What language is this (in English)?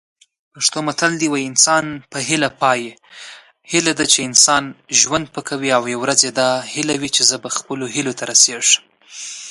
Pashto